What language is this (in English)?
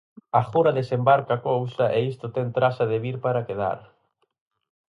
Galician